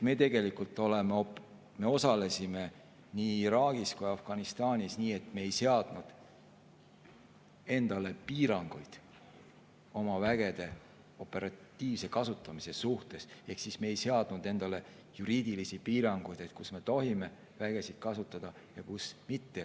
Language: Estonian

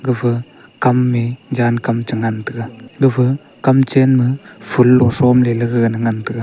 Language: Wancho Naga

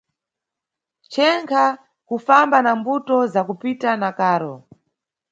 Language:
Nyungwe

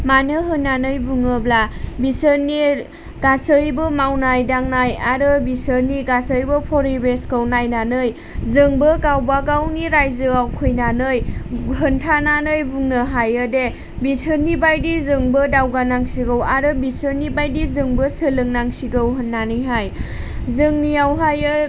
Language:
Bodo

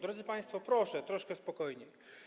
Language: Polish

